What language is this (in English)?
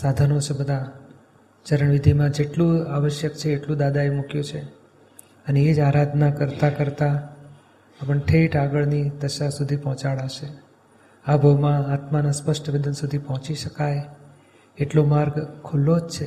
Gujarati